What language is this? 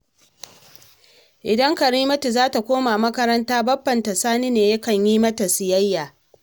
Hausa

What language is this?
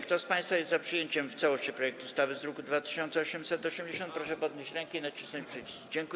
Polish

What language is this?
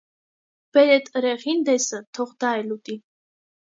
Armenian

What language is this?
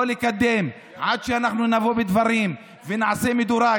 Hebrew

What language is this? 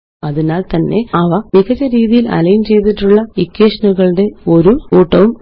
Malayalam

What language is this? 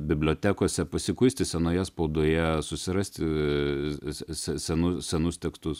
Lithuanian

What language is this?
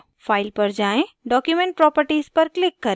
Hindi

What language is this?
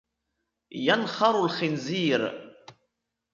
Arabic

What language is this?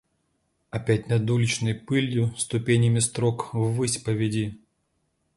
Russian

